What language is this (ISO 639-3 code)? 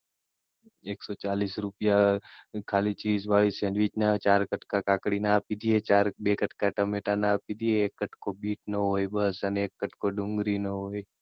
guj